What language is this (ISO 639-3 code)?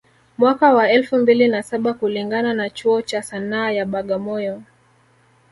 swa